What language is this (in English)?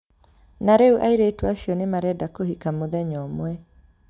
Kikuyu